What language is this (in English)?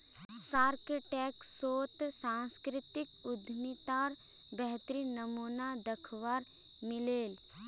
Magahi